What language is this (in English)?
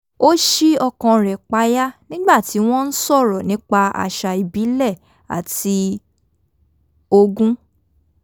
Yoruba